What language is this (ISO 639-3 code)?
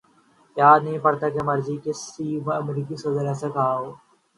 urd